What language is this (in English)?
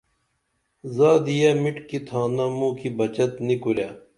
Dameli